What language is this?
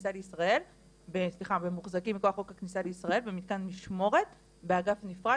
Hebrew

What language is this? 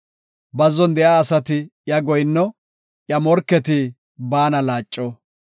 Gofa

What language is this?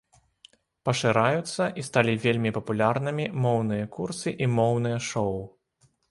Belarusian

